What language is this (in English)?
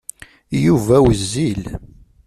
Kabyle